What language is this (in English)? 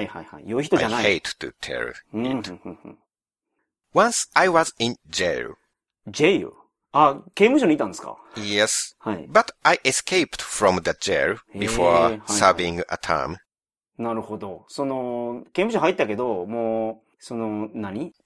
Japanese